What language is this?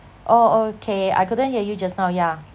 English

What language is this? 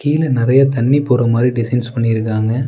Tamil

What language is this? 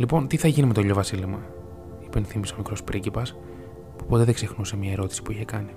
Greek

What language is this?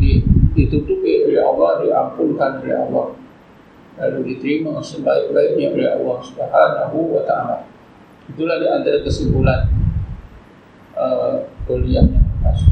Malay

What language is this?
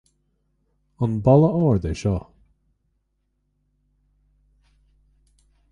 Irish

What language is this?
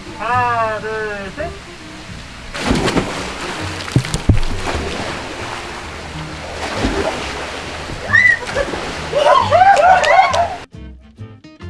Korean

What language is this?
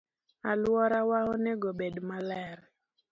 Luo (Kenya and Tanzania)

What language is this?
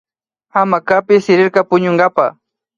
Imbabura Highland Quichua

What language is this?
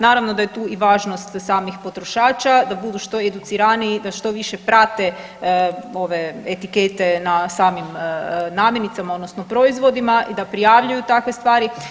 Croatian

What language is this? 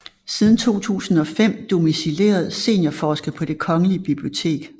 Danish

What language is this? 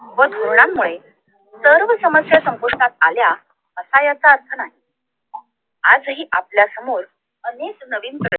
Marathi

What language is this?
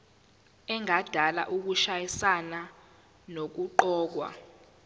Zulu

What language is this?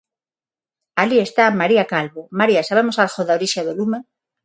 Galician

